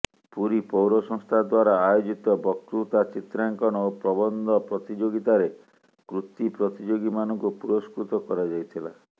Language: Odia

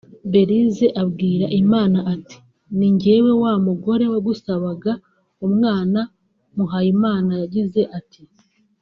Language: Kinyarwanda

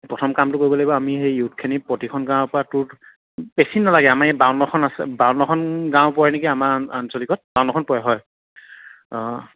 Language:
Assamese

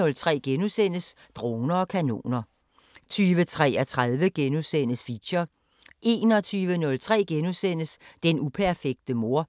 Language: Danish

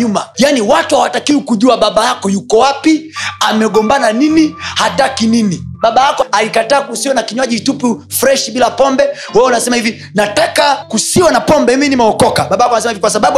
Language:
Swahili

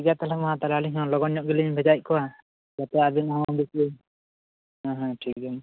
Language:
Santali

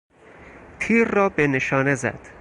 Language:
Persian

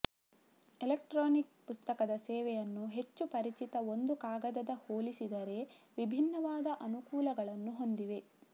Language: Kannada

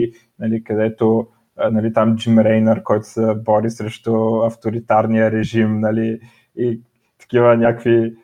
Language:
Bulgarian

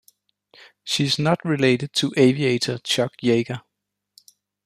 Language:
English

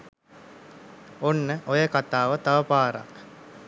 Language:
Sinhala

